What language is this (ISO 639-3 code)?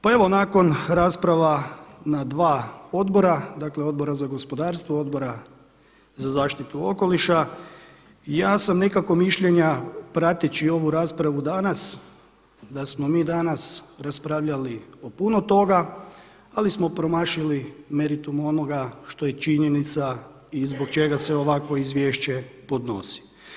hrv